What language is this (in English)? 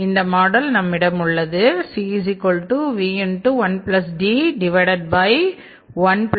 Tamil